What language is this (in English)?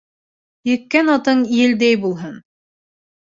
Bashkir